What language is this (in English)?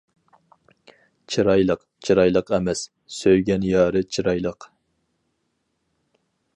Uyghur